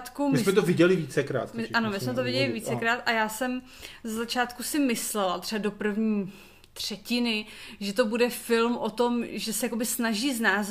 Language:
Czech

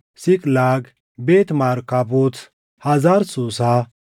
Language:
Oromo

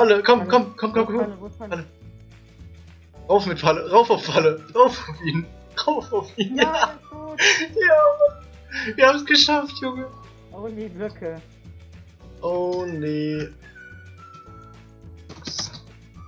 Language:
German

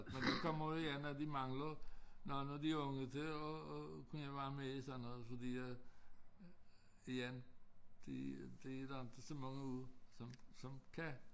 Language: Danish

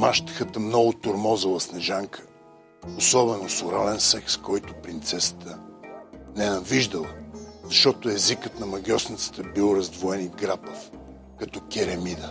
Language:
Bulgarian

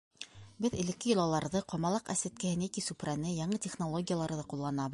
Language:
Bashkir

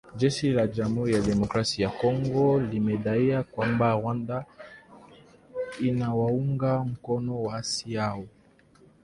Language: Swahili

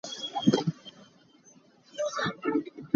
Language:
Hakha Chin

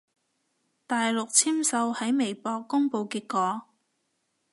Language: Cantonese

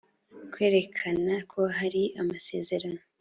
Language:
Kinyarwanda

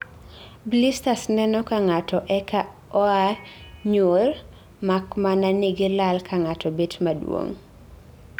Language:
Luo (Kenya and Tanzania)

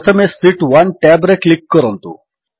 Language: Odia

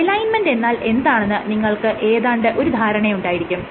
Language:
Malayalam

